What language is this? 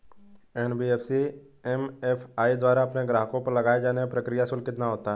Hindi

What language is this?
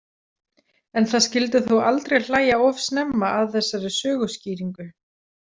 Icelandic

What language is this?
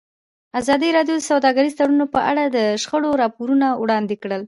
Pashto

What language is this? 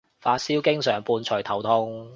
Cantonese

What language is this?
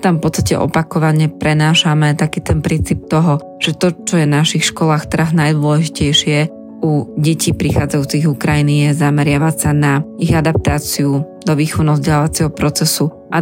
Slovak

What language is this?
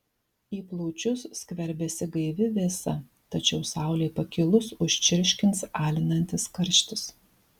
Lithuanian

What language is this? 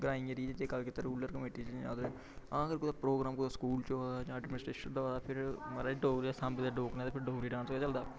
Dogri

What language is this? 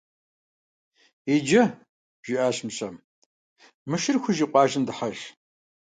Kabardian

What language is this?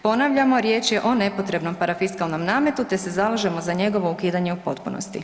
Croatian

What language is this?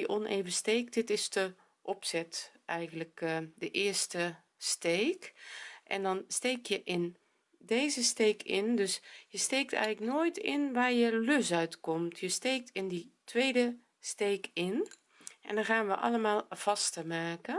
Dutch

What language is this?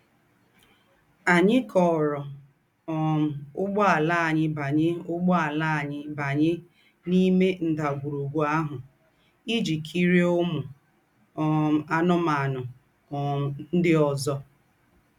Igbo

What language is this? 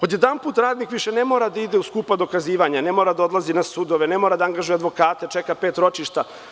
Serbian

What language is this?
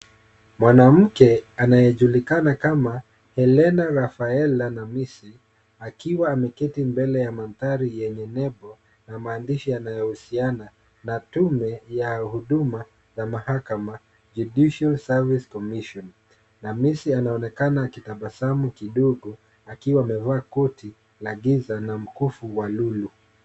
Swahili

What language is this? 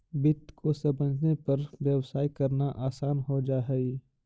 Magahi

